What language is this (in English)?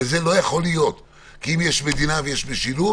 Hebrew